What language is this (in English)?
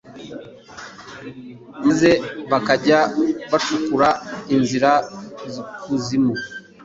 Kinyarwanda